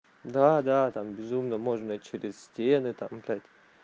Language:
Russian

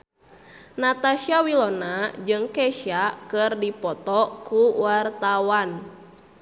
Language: Sundanese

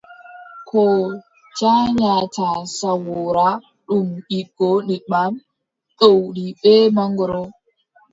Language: Adamawa Fulfulde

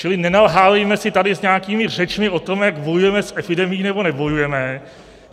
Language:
Czech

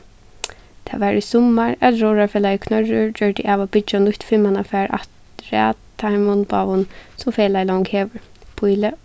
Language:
Faroese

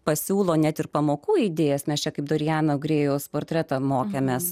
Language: Lithuanian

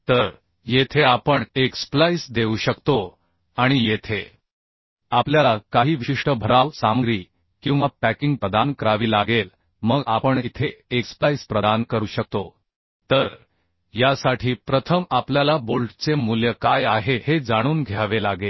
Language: Marathi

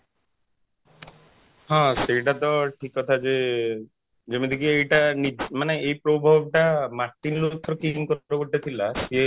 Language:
Odia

